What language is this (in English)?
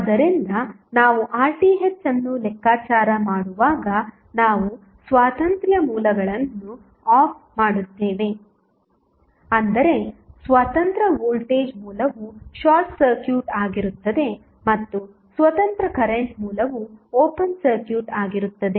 Kannada